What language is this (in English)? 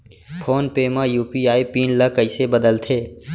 Chhattisgarhi